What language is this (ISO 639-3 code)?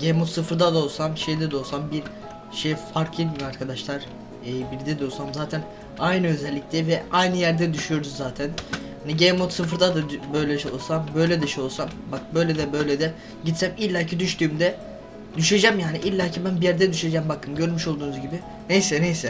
tur